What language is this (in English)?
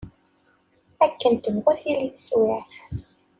Kabyle